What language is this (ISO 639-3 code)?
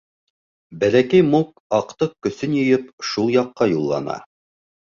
bak